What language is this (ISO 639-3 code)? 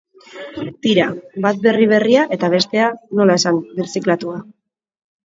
eus